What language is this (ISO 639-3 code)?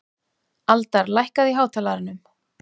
isl